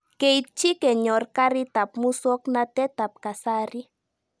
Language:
Kalenjin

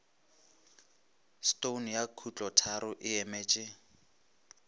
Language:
Northern Sotho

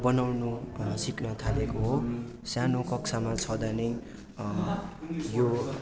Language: Nepali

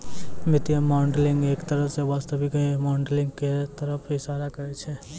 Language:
Maithili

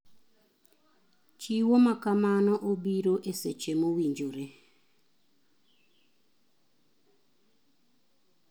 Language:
Luo (Kenya and Tanzania)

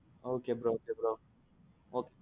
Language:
Tamil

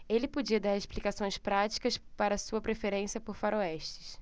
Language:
Portuguese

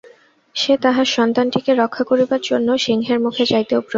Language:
Bangla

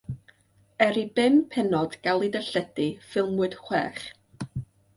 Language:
Welsh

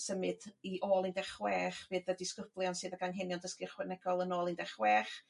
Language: Welsh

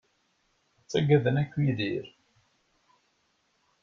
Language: Kabyle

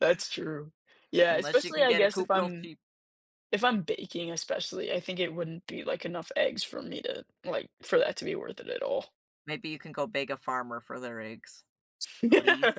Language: English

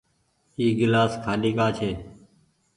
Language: Goaria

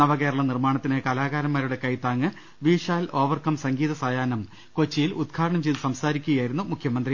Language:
Malayalam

